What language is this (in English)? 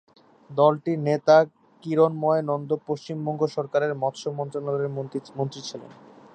Bangla